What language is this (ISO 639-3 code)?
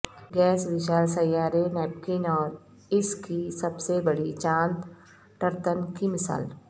urd